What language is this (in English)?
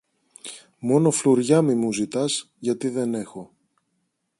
Greek